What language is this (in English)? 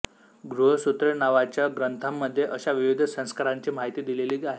Marathi